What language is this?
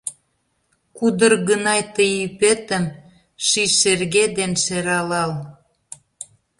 Mari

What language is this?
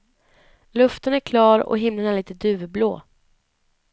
Swedish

